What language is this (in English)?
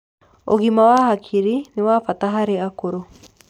Kikuyu